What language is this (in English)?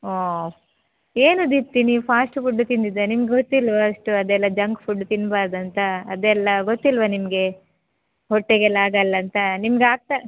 Kannada